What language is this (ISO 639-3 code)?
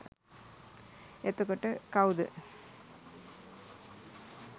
sin